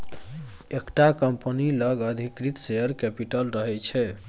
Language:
Maithili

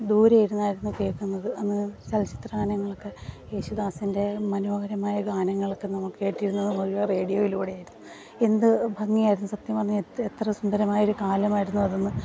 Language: Malayalam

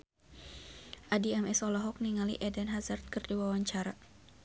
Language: Sundanese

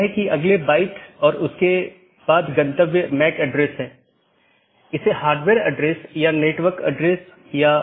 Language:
Hindi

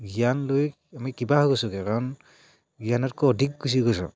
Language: Assamese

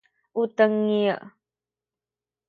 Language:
Sakizaya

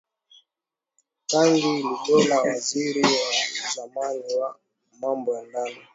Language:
Swahili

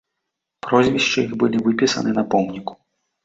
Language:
Belarusian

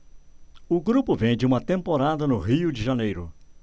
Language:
Portuguese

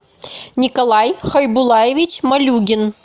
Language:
Russian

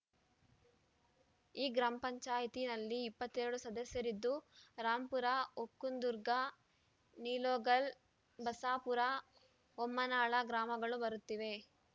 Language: Kannada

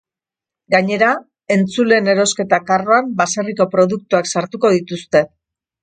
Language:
Basque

